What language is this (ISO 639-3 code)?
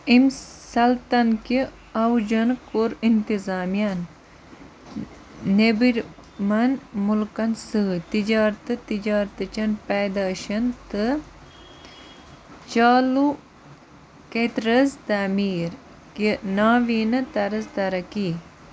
kas